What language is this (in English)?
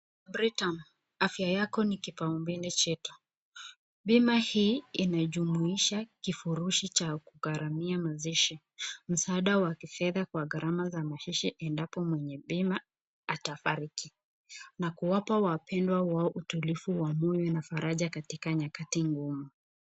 Swahili